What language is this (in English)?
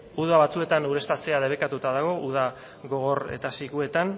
Basque